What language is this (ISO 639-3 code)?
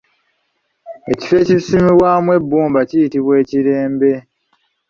lug